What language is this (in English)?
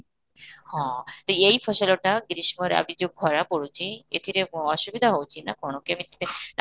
Odia